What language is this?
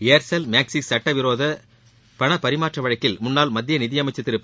Tamil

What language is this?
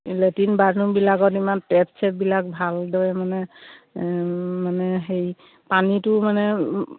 Assamese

